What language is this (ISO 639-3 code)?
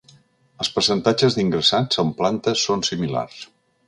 cat